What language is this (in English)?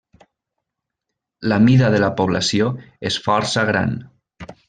Catalan